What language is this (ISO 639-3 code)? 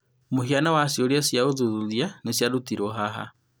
kik